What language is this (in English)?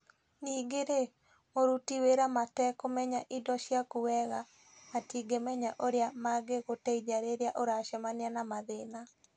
Kikuyu